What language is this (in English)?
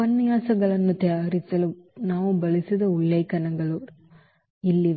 Kannada